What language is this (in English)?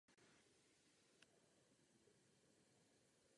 Czech